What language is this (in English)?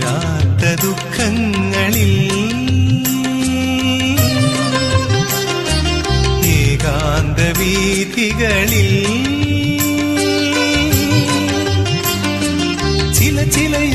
Arabic